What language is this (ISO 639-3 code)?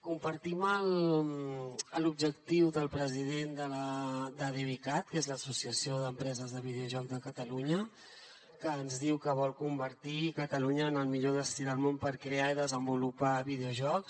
cat